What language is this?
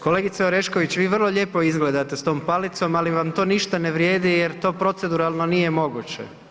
Croatian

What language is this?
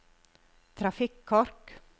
Norwegian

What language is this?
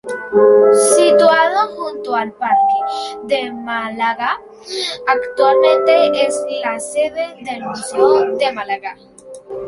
Spanish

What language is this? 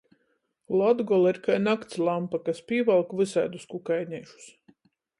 Latgalian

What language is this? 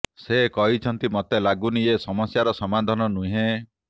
Odia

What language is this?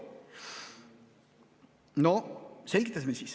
Estonian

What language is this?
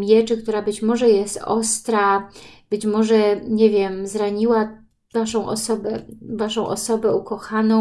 Polish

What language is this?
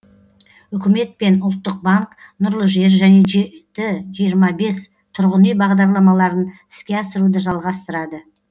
Kazakh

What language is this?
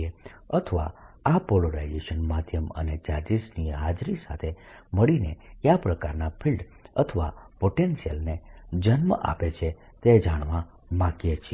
Gujarati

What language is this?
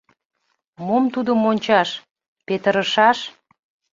Mari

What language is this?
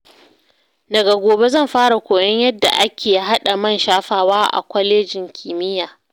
Hausa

